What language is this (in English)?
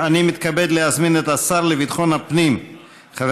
Hebrew